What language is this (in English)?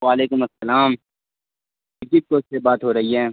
Urdu